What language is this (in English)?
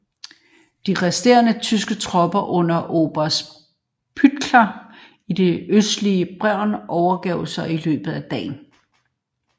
Danish